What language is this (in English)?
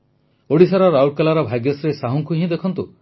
Odia